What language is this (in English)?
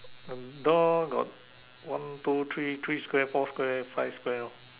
English